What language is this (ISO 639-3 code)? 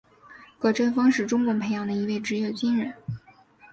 zho